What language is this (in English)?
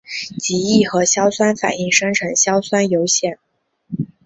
Chinese